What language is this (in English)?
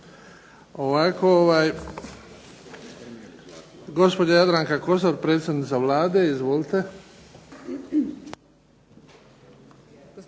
Croatian